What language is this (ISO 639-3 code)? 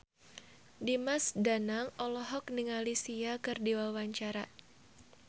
sun